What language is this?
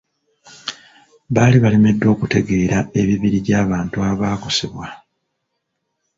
Ganda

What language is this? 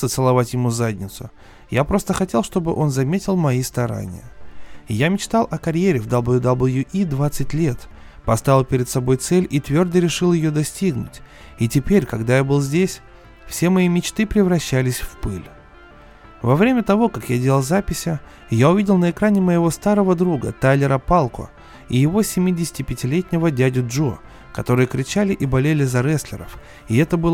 Russian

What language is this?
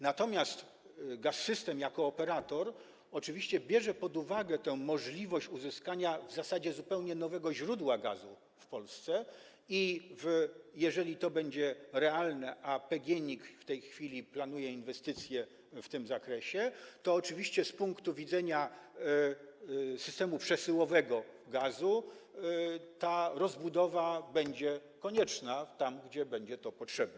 Polish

